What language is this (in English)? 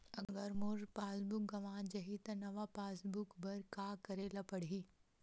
Chhattisgarhi